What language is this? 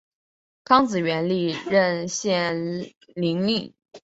Chinese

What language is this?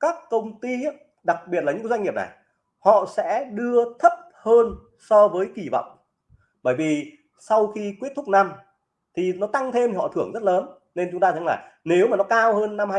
Vietnamese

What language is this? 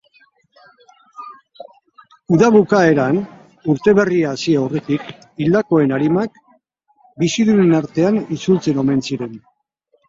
Basque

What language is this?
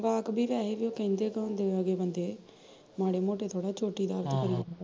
Punjabi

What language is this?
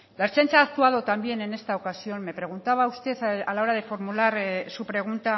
Spanish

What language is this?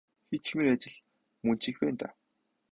Mongolian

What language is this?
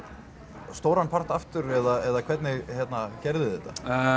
Icelandic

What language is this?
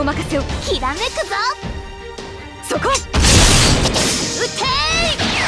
Japanese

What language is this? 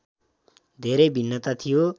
Nepali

